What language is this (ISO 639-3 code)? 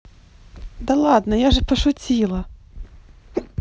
rus